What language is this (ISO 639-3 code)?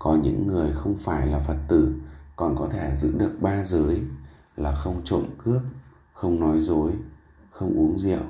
vie